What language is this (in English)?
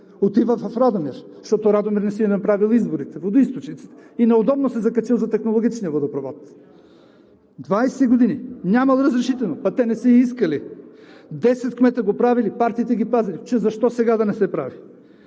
Bulgarian